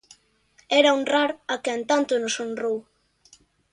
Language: Galician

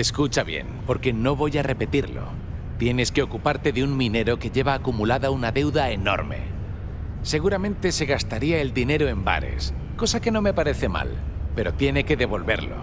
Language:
Spanish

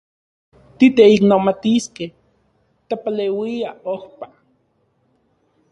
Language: Central Puebla Nahuatl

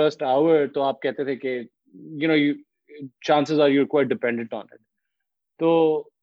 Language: Urdu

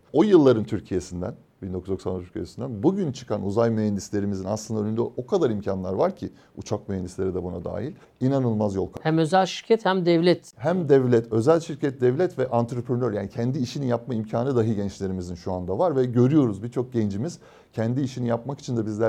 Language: Turkish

